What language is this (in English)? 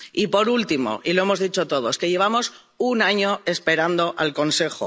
Spanish